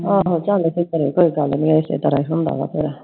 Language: Punjabi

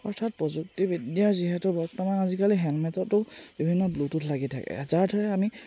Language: Assamese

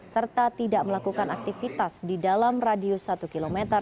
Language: Indonesian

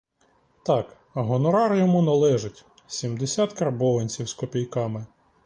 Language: Ukrainian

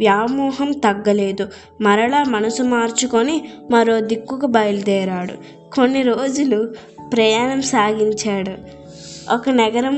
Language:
Telugu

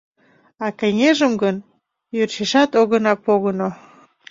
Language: Mari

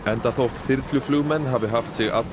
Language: Icelandic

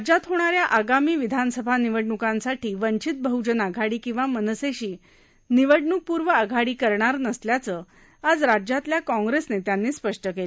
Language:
Marathi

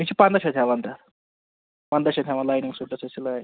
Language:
Kashmiri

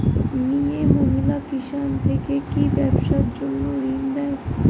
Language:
Bangla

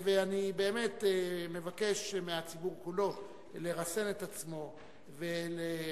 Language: Hebrew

